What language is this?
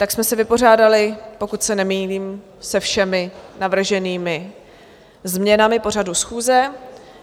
Czech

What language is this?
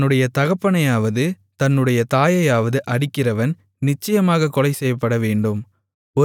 Tamil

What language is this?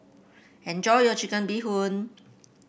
English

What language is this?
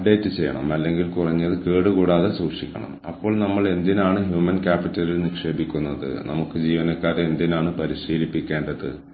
Malayalam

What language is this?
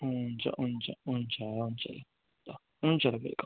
Nepali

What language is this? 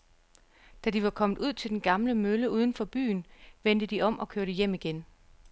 Danish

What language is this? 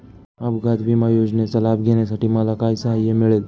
Marathi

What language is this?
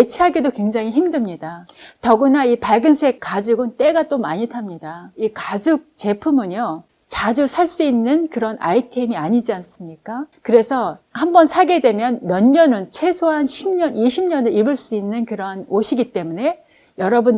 Korean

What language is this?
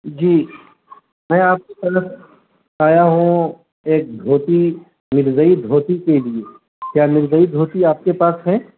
Urdu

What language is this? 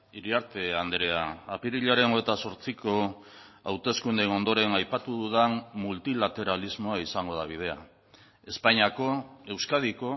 Basque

